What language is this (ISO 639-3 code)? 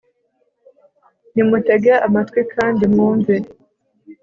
kin